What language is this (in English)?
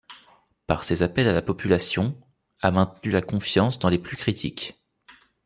French